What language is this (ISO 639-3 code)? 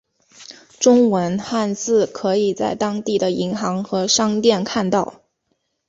zho